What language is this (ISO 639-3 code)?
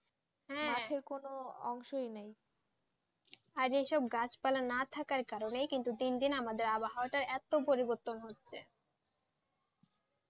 ben